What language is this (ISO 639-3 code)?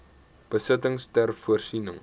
afr